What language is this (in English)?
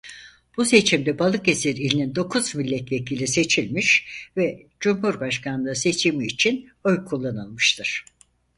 Turkish